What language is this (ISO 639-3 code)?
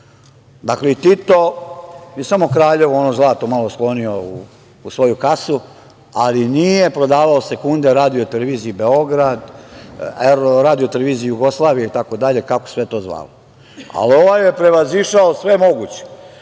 srp